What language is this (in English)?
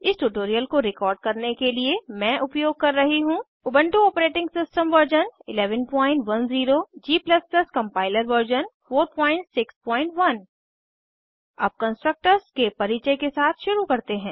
Hindi